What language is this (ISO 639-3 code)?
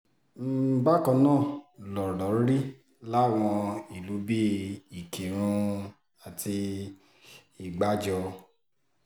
yor